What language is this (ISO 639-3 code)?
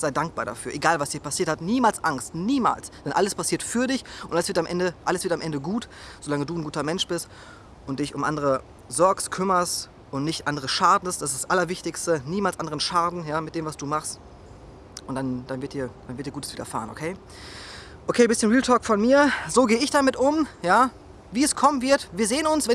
deu